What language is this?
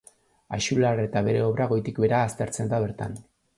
Basque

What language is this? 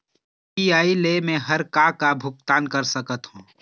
Chhattisgarhi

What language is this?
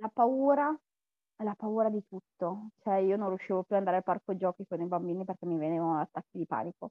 Italian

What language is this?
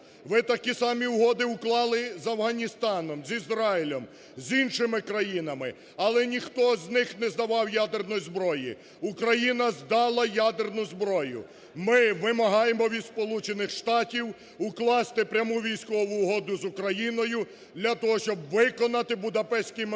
Ukrainian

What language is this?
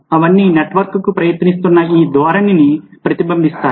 Telugu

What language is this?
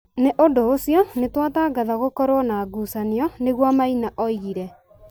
Kikuyu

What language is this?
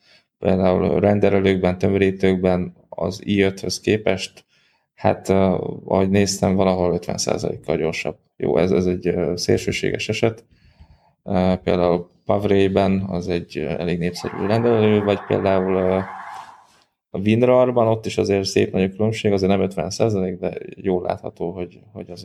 Hungarian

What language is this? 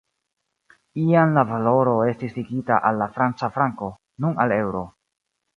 Esperanto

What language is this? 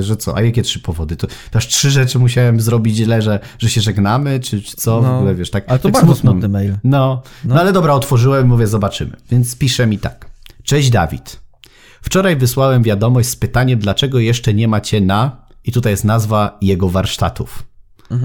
Polish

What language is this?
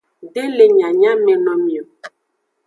Aja (Benin)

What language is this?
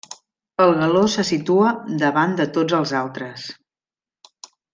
Catalan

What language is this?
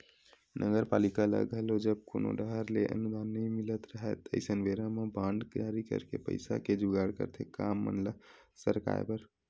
Chhattisgarhi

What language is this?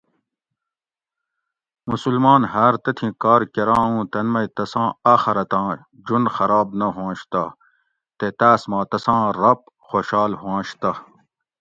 Gawri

